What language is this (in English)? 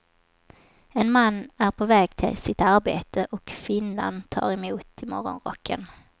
Swedish